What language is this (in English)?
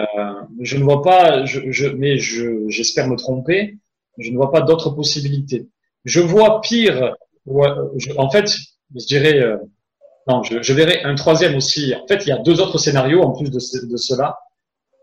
French